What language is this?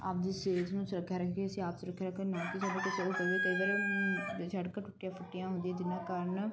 Punjabi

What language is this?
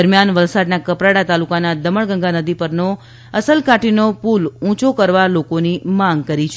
Gujarati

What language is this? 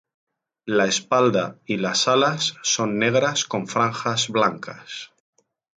Spanish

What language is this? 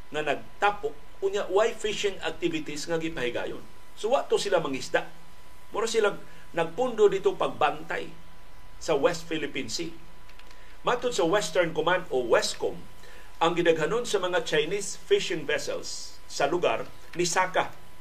Filipino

